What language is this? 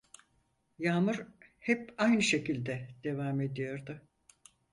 Turkish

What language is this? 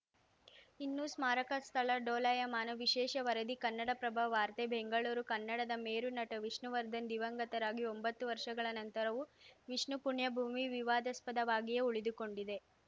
Kannada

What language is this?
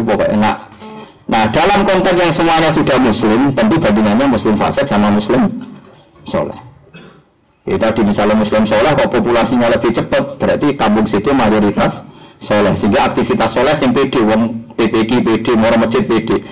Indonesian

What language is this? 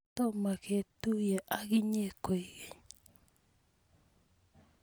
Kalenjin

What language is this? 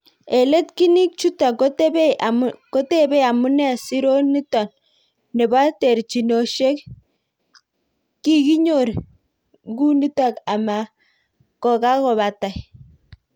Kalenjin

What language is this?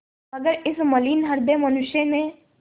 Hindi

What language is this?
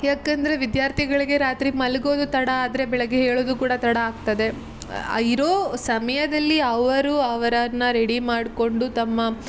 Kannada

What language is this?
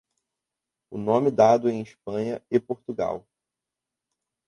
Portuguese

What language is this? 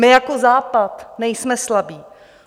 Czech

